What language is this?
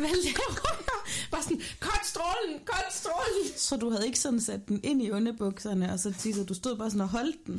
Danish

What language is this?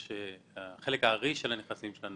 Hebrew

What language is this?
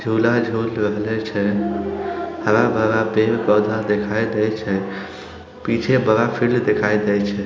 Magahi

